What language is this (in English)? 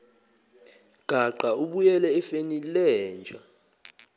Zulu